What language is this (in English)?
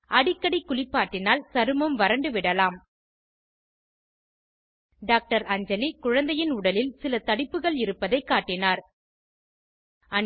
Tamil